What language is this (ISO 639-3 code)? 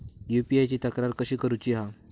mar